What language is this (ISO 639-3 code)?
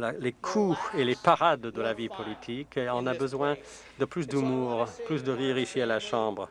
fra